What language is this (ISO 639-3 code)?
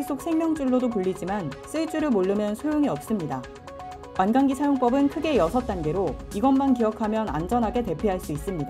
kor